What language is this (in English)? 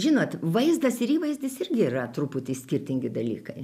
Lithuanian